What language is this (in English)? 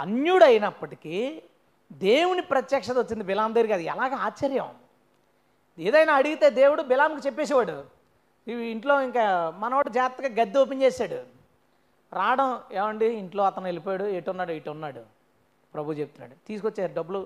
Telugu